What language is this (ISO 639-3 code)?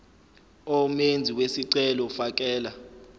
zul